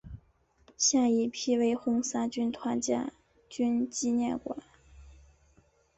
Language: Chinese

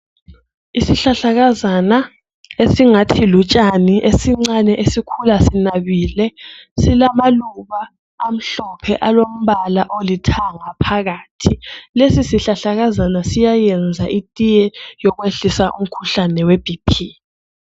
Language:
North Ndebele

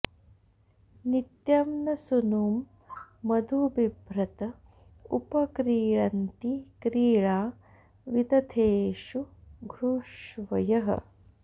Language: Sanskrit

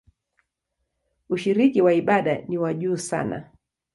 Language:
Swahili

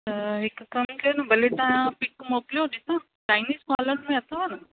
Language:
Sindhi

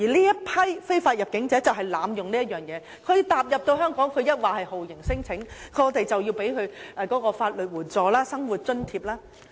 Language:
Cantonese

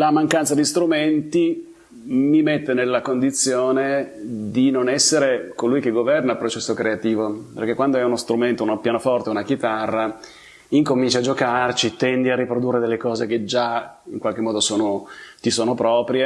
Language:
Italian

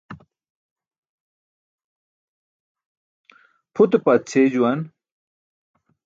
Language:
Burushaski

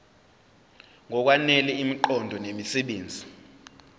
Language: Zulu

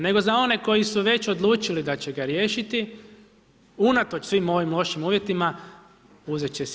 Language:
Croatian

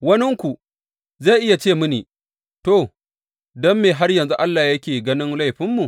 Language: Hausa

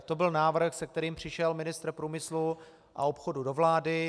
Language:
Czech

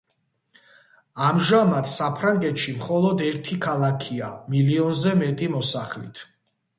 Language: Georgian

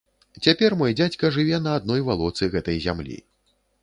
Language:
Belarusian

